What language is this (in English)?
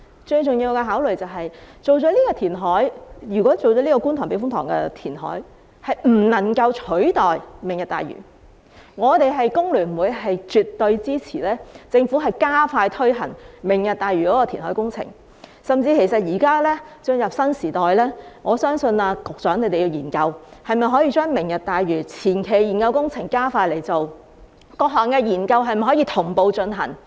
Cantonese